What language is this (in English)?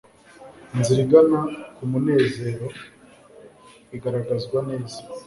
Kinyarwanda